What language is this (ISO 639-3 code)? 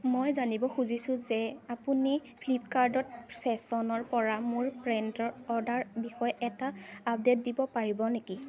asm